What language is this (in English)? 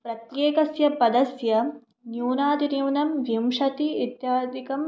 Sanskrit